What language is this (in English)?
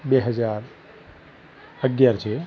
Gujarati